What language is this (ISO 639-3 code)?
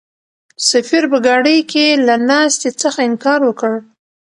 pus